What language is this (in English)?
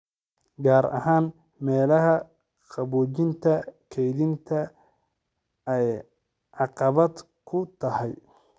Somali